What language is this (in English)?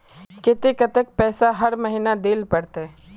Magahi